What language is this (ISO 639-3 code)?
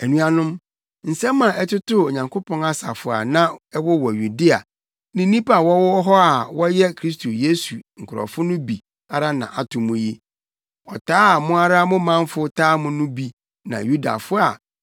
aka